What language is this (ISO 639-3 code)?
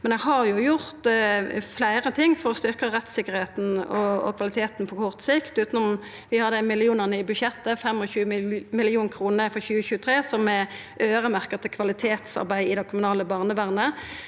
nor